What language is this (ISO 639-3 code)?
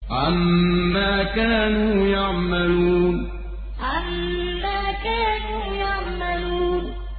ara